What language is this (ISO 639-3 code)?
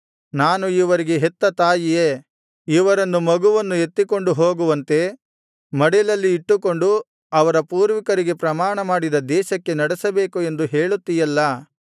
kan